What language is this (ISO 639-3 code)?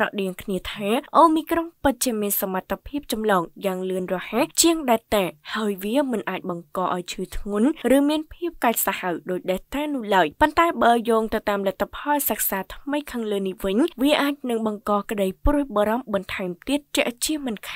tha